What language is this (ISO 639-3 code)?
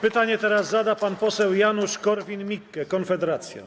pol